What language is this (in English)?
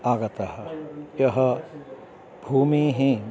Sanskrit